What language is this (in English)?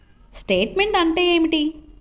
Telugu